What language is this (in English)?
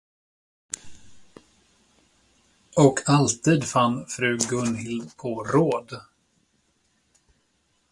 Swedish